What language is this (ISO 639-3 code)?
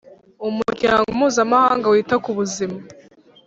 kin